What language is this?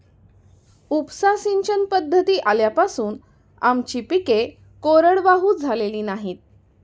Marathi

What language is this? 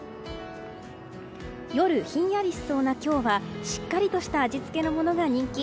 Japanese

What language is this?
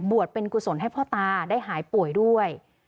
Thai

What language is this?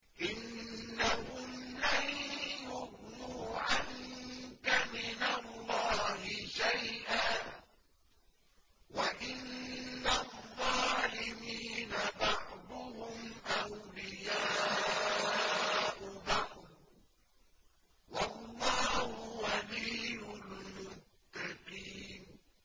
Arabic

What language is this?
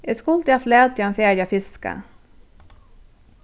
Faroese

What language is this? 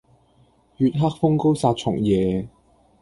Cantonese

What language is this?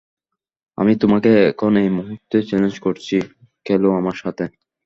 Bangla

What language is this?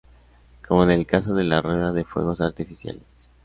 Spanish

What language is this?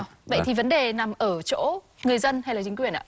Vietnamese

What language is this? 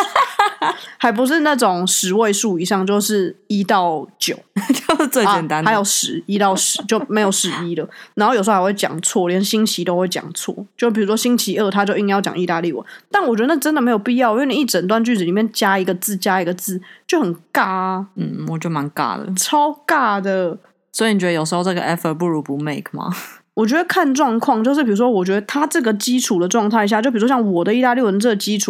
Chinese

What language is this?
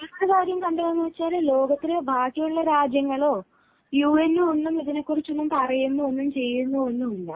Malayalam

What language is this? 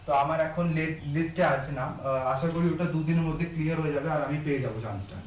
Bangla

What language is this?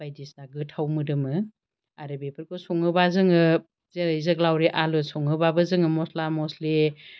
Bodo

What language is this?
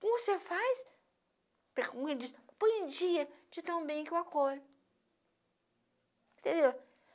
Portuguese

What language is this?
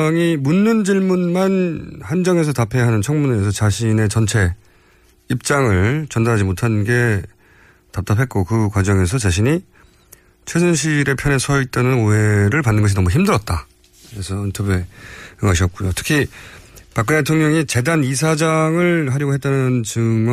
Korean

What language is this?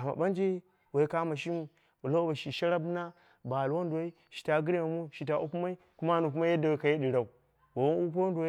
Dera (Nigeria)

